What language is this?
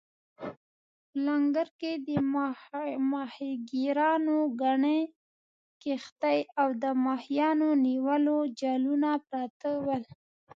Pashto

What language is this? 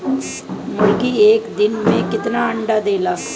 Bhojpuri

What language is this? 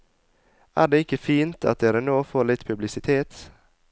Norwegian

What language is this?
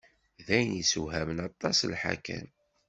Kabyle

